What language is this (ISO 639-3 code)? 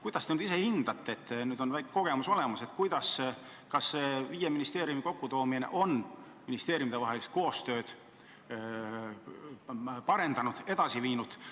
est